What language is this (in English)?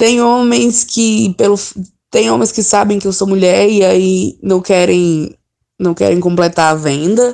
Portuguese